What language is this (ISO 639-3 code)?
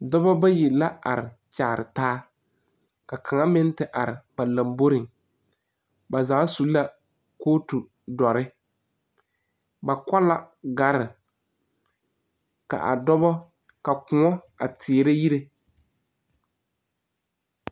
dga